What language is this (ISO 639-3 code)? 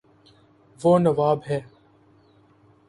urd